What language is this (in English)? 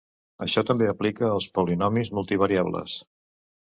Catalan